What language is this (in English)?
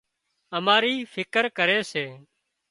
Wadiyara Koli